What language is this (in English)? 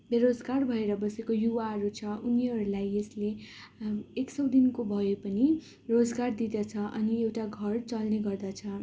Nepali